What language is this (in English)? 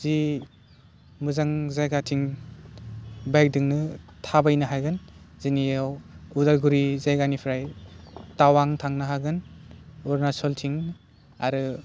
Bodo